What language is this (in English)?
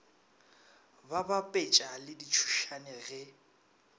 Northern Sotho